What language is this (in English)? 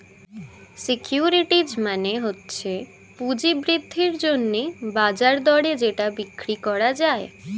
Bangla